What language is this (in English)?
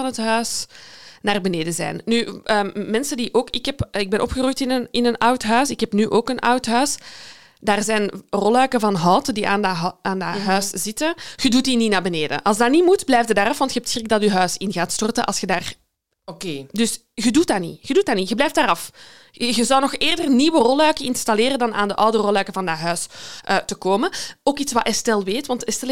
Dutch